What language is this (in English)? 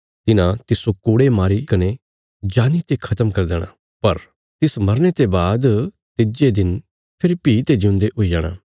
Bilaspuri